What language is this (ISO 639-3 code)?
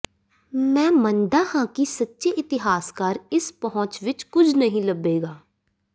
pan